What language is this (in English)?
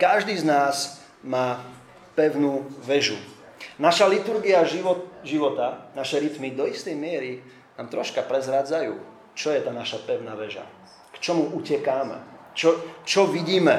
Slovak